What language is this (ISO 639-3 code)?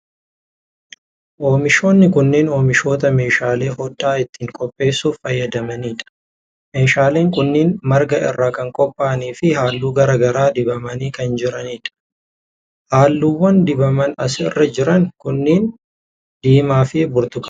orm